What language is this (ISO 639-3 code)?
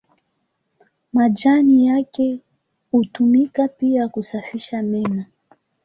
swa